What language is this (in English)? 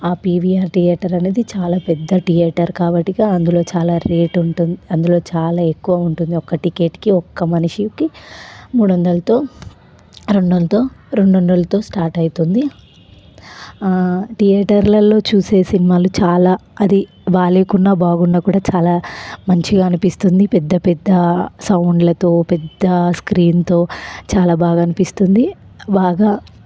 Telugu